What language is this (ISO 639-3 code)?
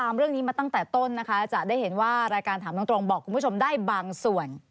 tha